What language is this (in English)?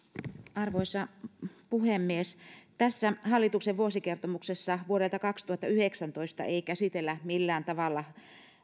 Finnish